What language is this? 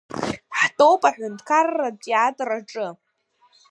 Abkhazian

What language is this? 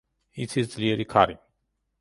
Georgian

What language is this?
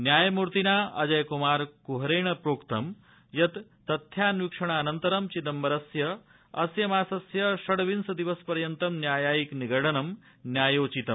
Sanskrit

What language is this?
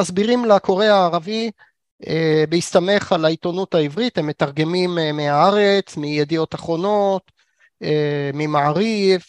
Hebrew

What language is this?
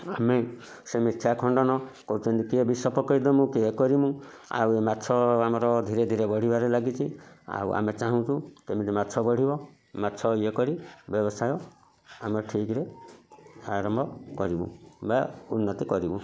Odia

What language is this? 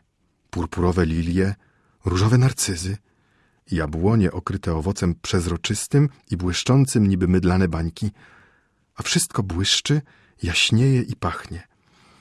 Polish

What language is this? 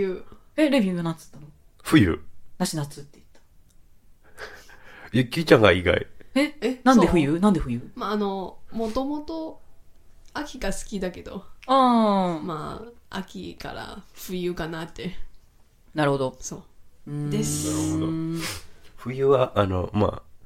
Japanese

